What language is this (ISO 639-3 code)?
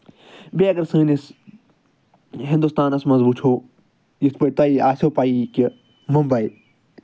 kas